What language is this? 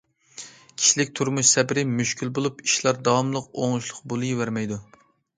Uyghur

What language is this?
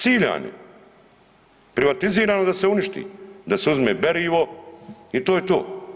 Croatian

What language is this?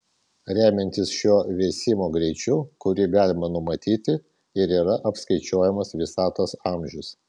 Lithuanian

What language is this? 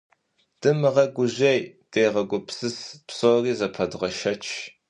Kabardian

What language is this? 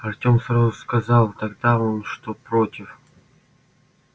Russian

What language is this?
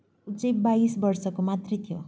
Nepali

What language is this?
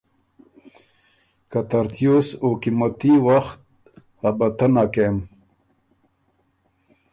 Ormuri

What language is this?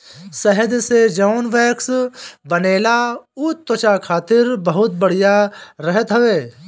Bhojpuri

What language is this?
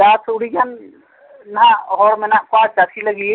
Santali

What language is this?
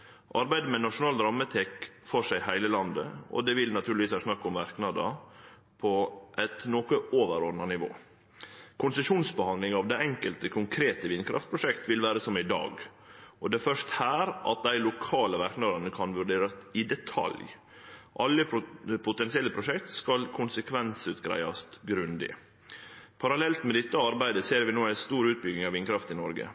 Norwegian Nynorsk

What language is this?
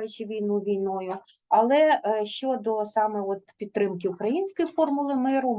Ukrainian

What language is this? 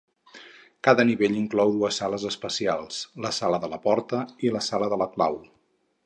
Catalan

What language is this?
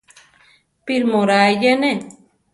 Central Tarahumara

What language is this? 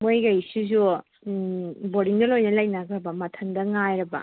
Manipuri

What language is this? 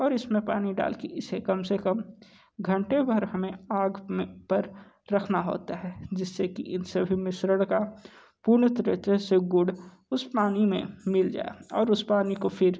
Hindi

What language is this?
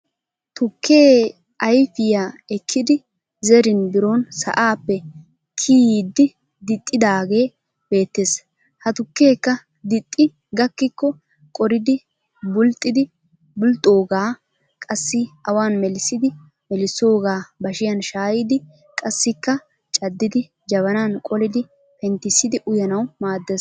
Wolaytta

